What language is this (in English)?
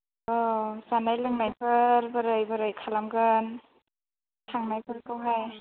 Bodo